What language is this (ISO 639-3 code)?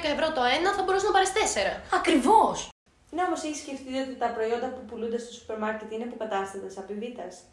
ell